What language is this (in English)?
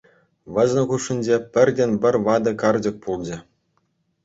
Chuvash